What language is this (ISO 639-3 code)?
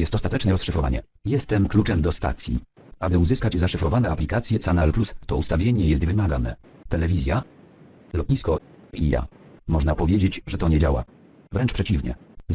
pol